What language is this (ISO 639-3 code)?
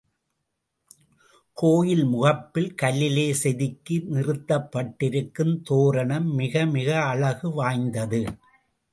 tam